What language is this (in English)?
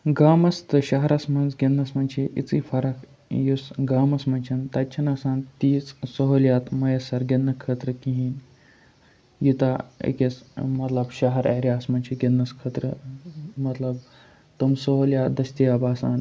Kashmiri